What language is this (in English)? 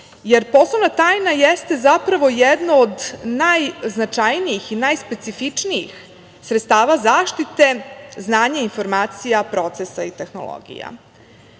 Serbian